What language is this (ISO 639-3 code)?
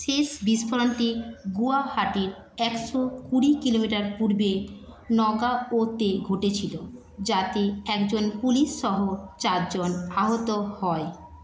ben